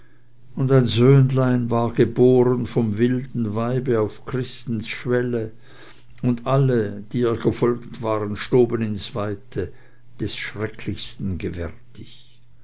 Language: German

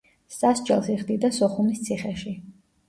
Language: Georgian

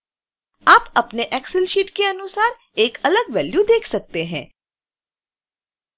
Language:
Hindi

